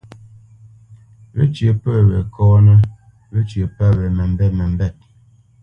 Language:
Bamenyam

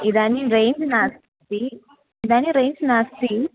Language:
Sanskrit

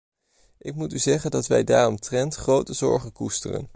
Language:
Dutch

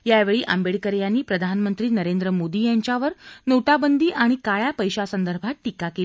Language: Marathi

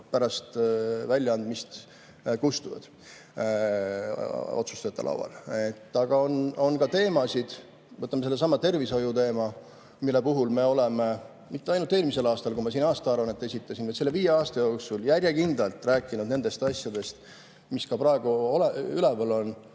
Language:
Estonian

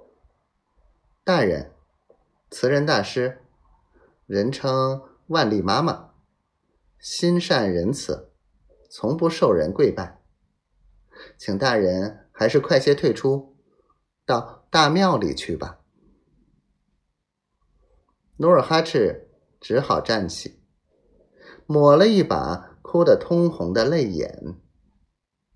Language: Chinese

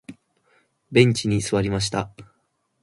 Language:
Japanese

